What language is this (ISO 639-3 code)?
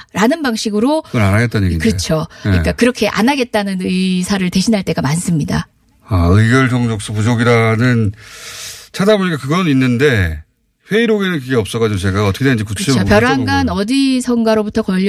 kor